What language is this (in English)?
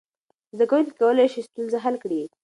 Pashto